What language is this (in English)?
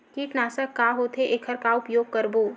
Chhattisgarhi